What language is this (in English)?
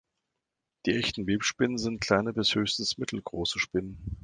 German